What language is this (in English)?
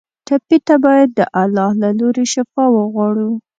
Pashto